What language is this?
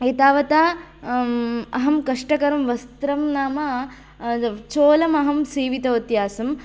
Sanskrit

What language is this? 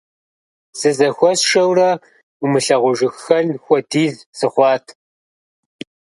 Kabardian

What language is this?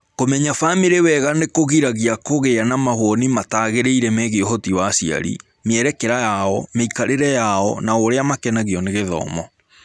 Kikuyu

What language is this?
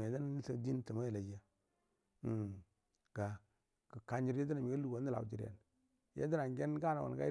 Buduma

